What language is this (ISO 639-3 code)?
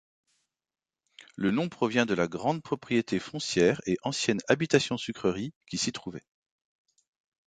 fra